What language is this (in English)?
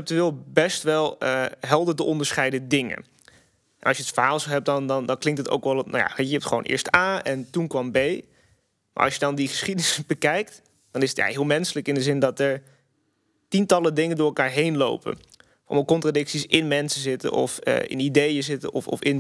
Dutch